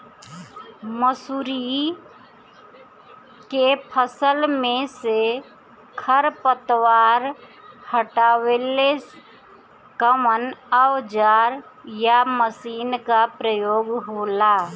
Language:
Bhojpuri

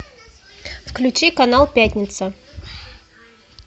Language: Russian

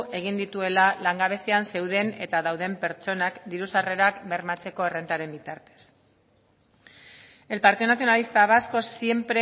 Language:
Basque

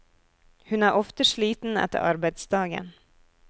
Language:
Norwegian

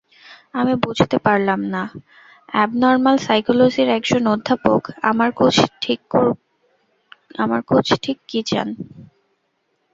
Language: Bangla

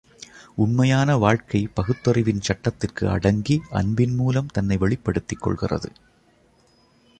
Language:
Tamil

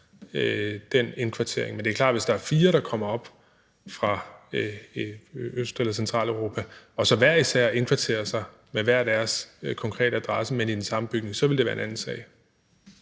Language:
Danish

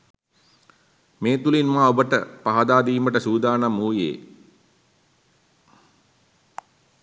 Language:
Sinhala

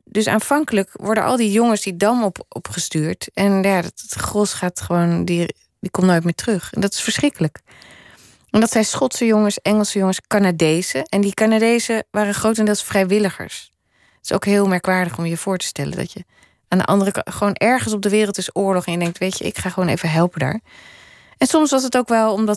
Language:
Dutch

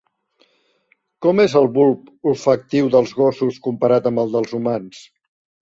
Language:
Catalan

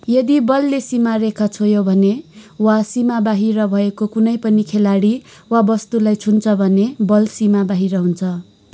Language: Nepali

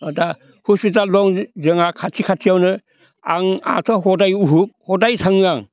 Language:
Bodo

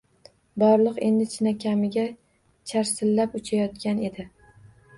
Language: Uzbek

